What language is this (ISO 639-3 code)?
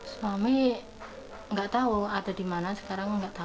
ind